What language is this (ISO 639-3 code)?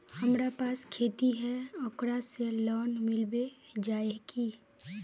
mag